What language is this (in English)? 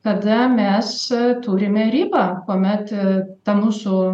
Lithuanian